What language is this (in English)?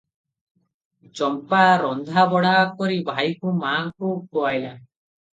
Odia